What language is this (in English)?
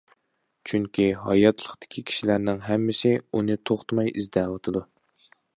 Uyghur